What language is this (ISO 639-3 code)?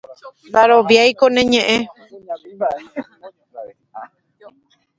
grn